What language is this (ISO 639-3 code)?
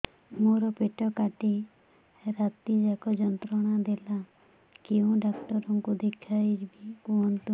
ori